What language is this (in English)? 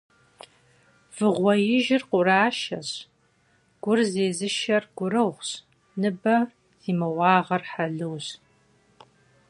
Kabardian